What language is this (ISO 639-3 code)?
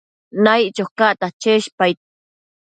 mcf